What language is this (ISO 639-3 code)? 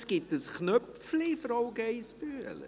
gsw